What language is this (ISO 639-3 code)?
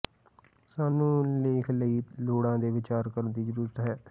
pan